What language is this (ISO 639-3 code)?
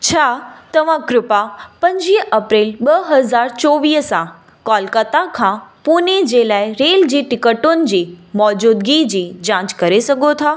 snd